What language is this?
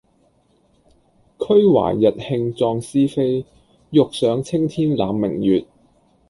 Cantonese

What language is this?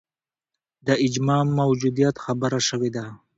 Pashto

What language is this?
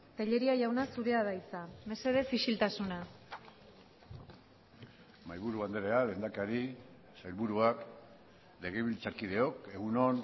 Basque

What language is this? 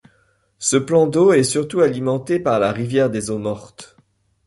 French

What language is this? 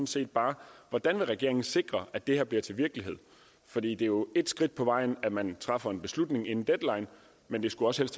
Danish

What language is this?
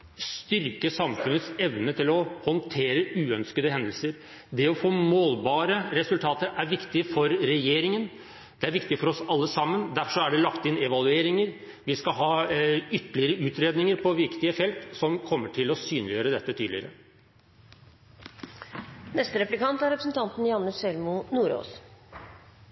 Norwegian Bokmål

